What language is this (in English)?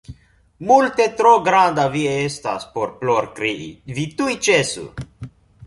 Esperanto